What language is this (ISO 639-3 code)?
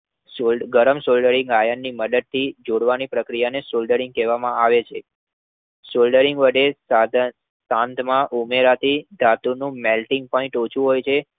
guj